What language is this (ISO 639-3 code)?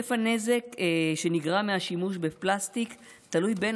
heb